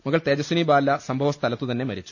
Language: Malayalam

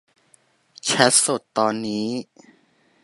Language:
Thai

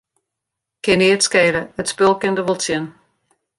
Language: Western Frisian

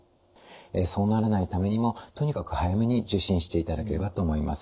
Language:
Japanese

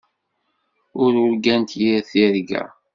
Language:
Kabyle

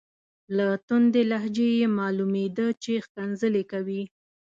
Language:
Pashto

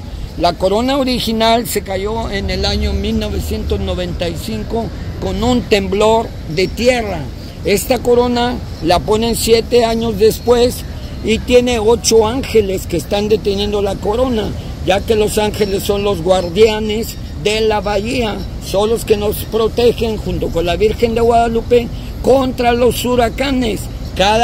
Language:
Spanish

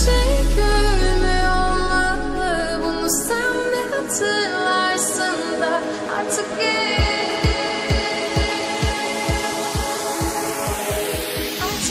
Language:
Arabic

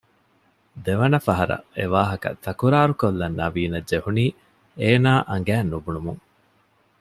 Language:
Divehi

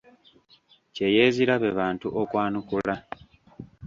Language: Ganda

